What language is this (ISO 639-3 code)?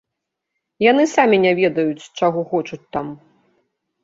bel